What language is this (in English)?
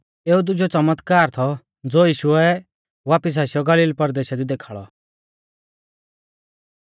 Mahasu Pahari